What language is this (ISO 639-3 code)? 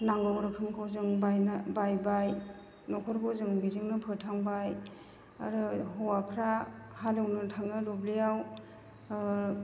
brx